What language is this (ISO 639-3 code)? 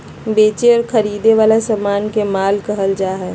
mag